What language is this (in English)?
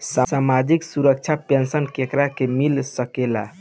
Bhojpuri